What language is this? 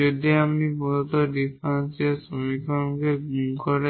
Bangla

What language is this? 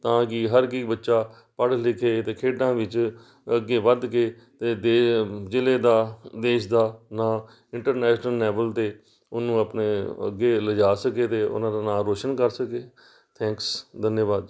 Punjabi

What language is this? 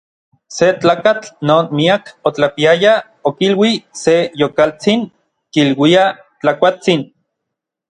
Orizaba Nahuatl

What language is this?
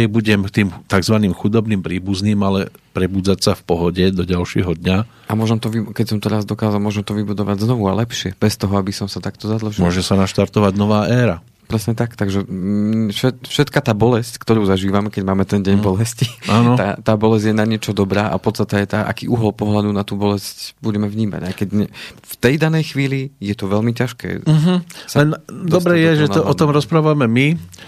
Slovak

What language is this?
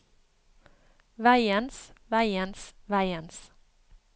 Norwegian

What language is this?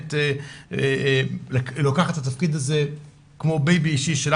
Hebrew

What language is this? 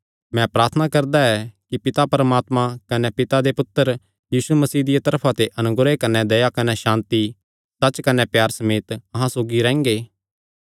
Kangri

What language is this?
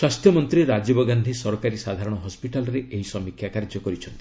Odia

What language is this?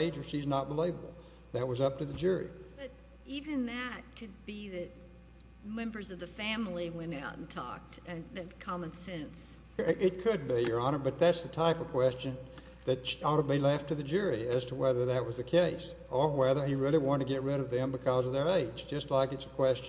English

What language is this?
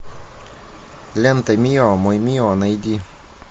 Russian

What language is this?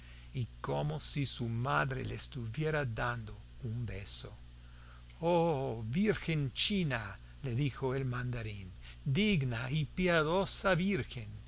Spanish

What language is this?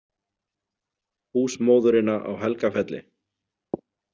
Icelandic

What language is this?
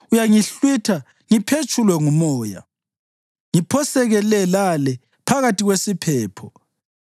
North Ndebele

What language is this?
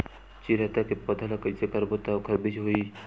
Chhattisgarhi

